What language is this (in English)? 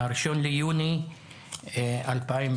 Hebrew